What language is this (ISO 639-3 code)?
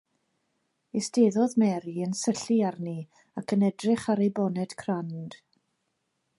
cym